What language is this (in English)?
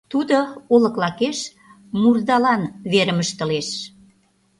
Mari